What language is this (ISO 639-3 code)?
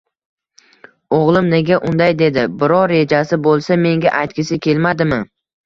uzb